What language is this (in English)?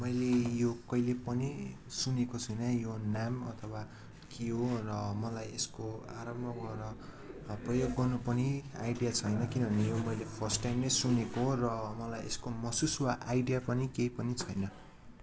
Nepali